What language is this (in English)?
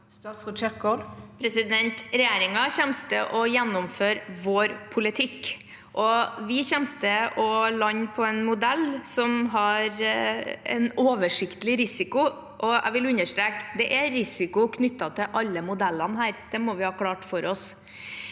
Norwegian